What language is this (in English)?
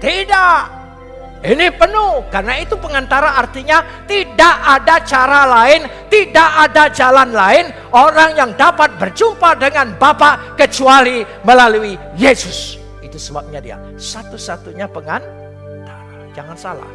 Indonesian